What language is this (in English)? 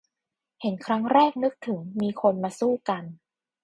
Thai